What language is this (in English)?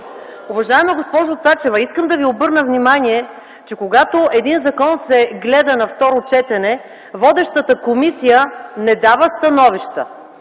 Bulgarian